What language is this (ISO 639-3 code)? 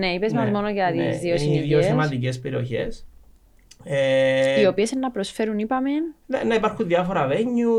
ell